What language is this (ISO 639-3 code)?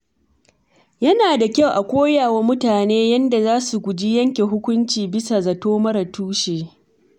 hau